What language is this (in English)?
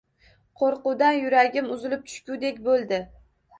Uzbek